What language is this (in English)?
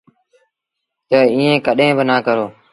Sindhi Bhil